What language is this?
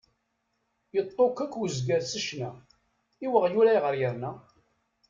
Kabyle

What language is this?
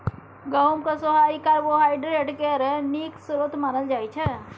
Maithili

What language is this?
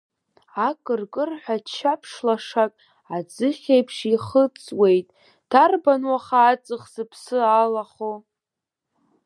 Abkhazian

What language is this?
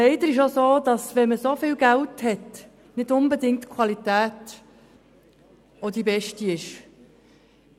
Swiss German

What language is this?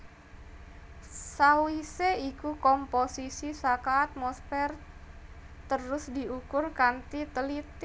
Javanese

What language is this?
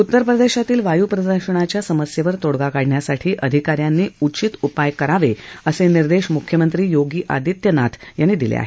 Marathi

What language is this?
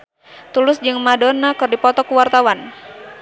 Sundanese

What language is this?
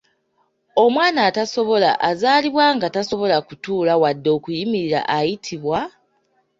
Ganda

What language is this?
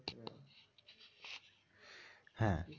Bangla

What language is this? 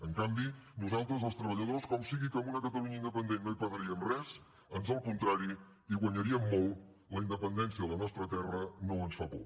Catalan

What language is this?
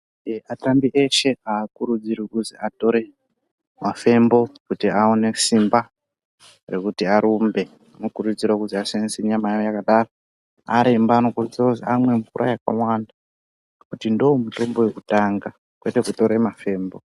Ndau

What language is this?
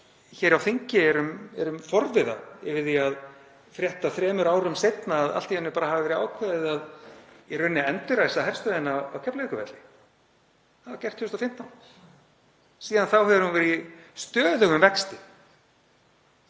Icelandic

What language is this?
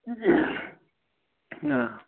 Kashmiri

